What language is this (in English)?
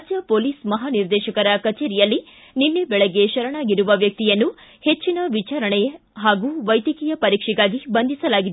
Kannada